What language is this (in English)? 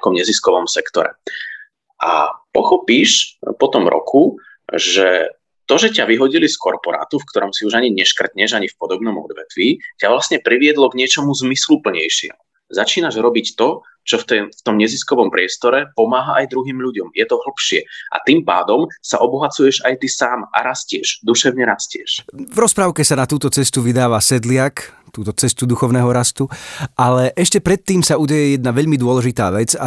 Slovak